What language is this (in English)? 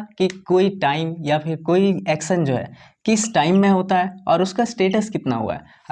Hindi